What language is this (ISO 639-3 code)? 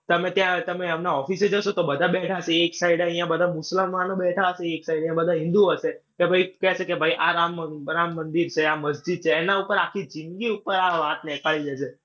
guj